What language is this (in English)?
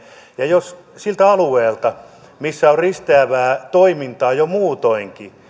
Finnish